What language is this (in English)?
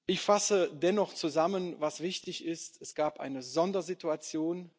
German